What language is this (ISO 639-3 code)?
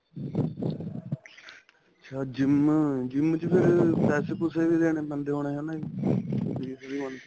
pan